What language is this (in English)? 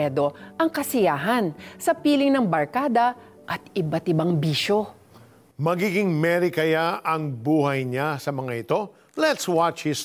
Filipino